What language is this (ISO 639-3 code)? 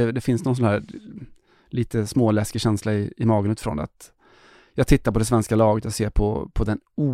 swe